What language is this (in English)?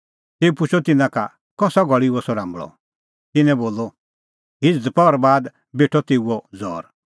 Kullu Pahari